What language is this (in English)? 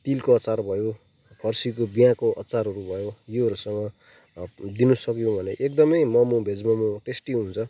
Nepali